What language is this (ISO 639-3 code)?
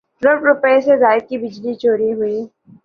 urd